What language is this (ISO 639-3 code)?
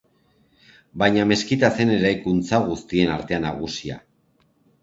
eus